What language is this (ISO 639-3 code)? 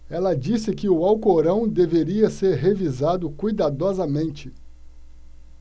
por